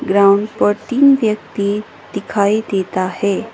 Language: Hindi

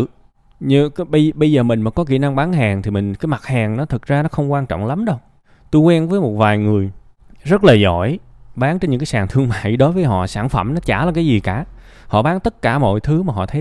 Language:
Vietnamese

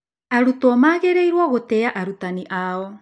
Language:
Kikuyu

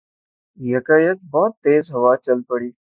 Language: Urdu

